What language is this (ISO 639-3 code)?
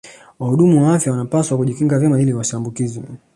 swa